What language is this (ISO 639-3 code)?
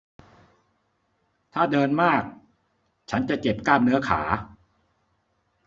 tha